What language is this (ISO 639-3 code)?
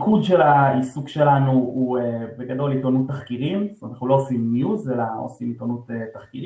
heb